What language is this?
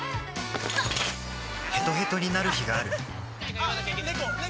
Japanese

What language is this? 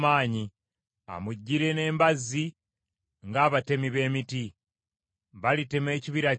Ganda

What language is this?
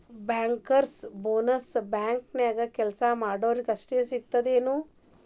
Kannada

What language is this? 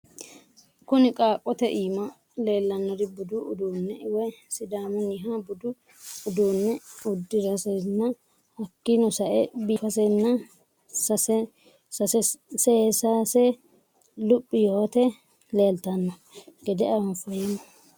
Sidamo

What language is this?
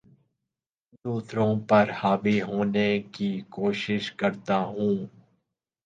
Urdu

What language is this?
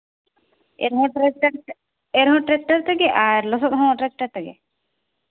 Santali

